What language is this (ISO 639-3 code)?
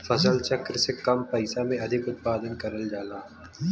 bho